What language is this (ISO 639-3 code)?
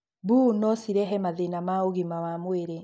kik